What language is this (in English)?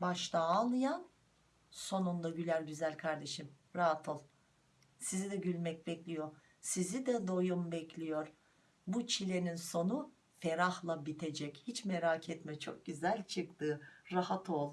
Turkish